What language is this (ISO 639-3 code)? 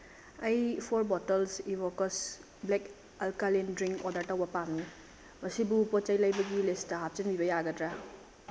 mni